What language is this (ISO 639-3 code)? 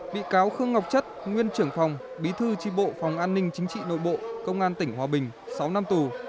vie